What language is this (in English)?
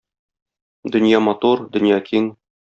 Tatar